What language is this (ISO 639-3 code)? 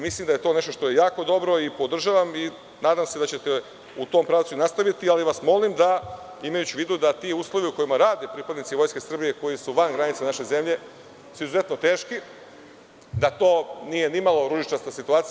srp